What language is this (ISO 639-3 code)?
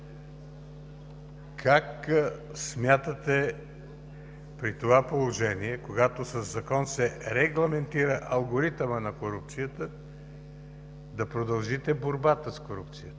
bul